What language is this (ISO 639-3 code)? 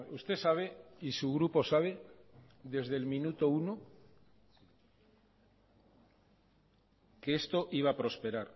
spa